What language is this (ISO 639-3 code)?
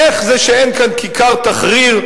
heb